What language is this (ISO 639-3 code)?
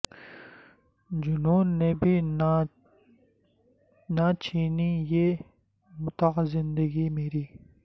urd